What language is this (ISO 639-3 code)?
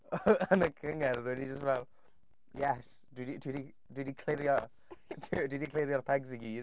cym